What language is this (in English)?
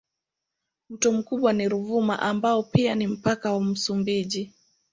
Swahili